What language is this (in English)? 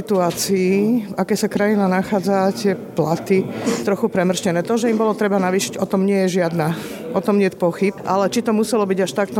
Slovak